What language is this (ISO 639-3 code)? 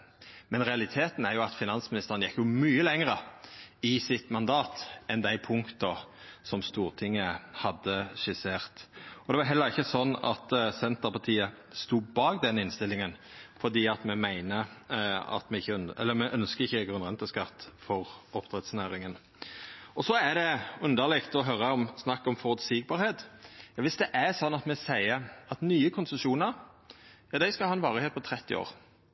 nno